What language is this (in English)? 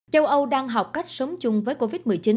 Vietnamese